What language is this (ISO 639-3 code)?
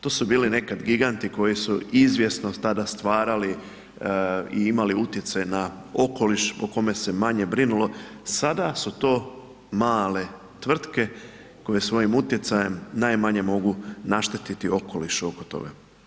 hrv